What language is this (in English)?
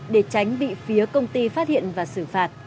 Vietnamese